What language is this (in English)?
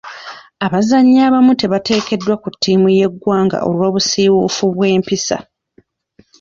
Ganda